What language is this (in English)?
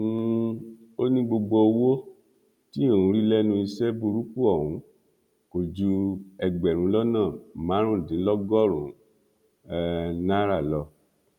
Yoruba